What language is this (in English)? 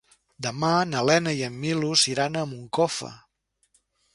Catalan